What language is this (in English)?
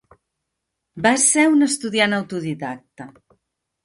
Catalan